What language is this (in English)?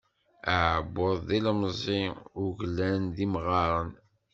Kabyle